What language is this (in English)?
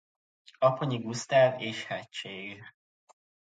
Hungarian